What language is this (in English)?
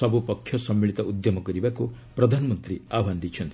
Odia